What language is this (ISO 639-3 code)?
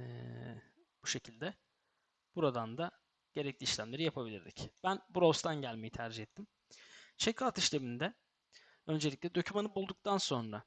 tur